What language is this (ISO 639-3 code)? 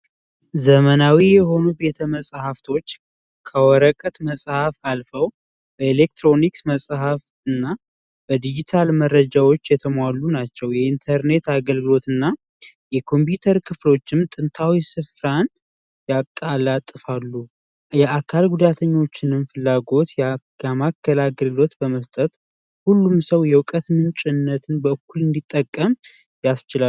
amh